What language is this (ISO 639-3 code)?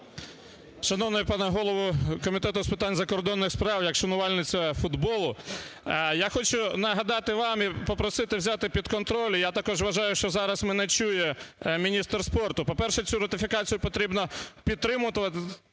ukr